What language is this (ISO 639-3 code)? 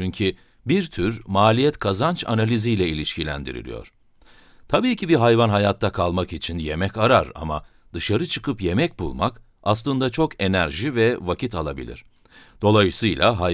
tur